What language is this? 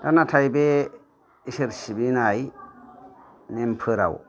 Bodo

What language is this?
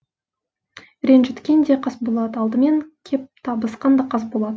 Kazakh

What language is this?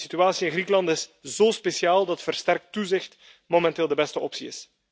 Dutch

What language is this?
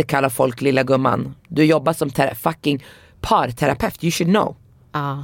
Swedish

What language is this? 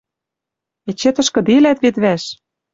Western Mari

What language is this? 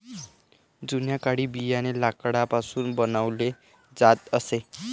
Marathi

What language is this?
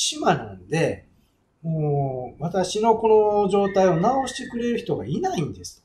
Japanese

